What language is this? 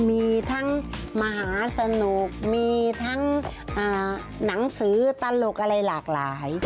Thai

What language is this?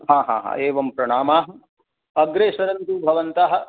Sanskrit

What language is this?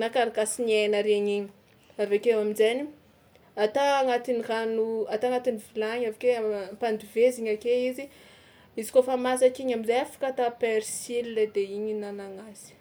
Tsimihety Malagasy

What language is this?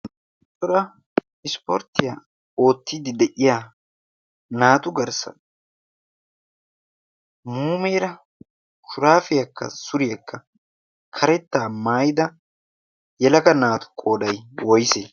Wolaytta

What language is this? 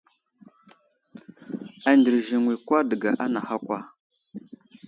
Wuzlam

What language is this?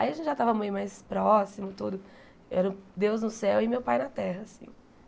Portuguese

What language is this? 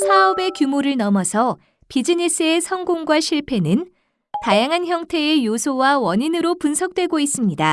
Korean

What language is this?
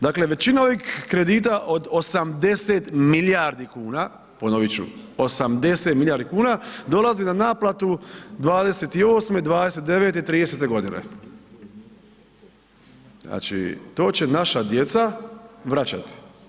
Croatian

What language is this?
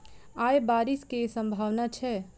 Maithili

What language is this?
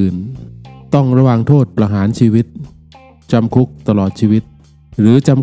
Thai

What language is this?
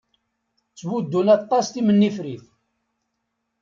Kabyle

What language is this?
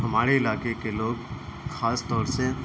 Urdu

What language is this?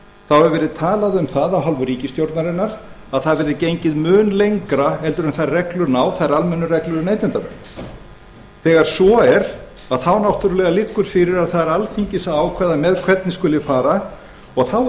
Icelandic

